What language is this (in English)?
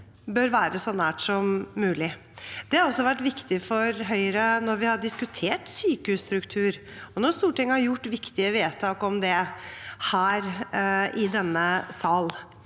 Norwegian